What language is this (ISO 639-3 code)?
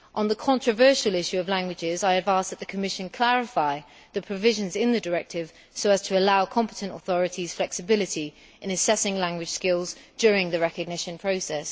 eng